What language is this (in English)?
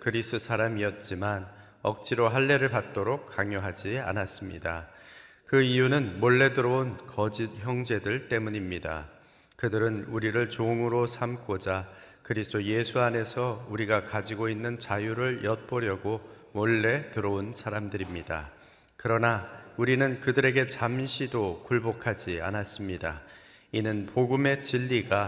Korean